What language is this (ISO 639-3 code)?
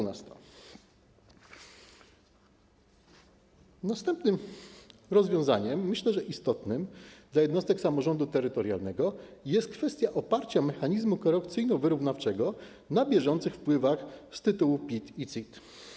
pol